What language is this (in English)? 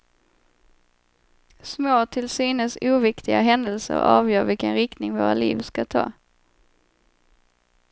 Swedish